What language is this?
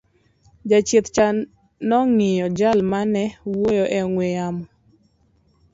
Luo (Kenya and Tanzania)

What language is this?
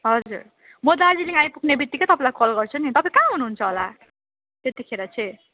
Nepali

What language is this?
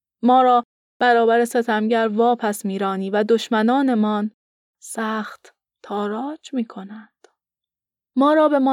Persian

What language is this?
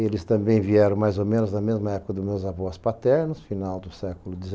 Portuguese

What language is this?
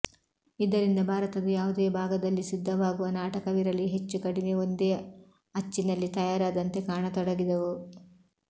Kannada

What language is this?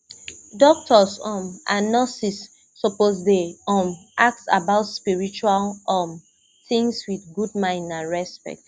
Nigerian Pidgin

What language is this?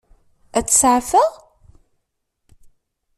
Kabyle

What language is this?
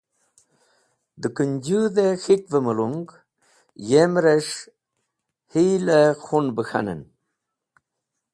Wakhi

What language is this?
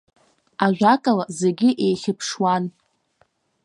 Abkhazian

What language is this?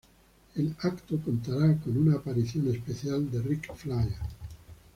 Spanish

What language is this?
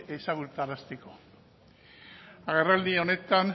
Basque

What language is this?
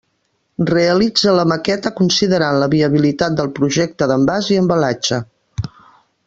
Catalan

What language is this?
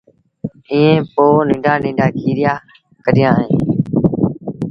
Sindhi Bhil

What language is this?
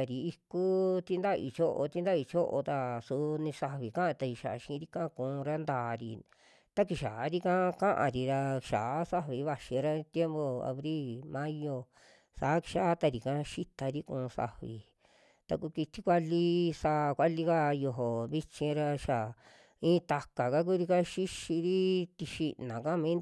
Western Juxtlahuaca Mixtec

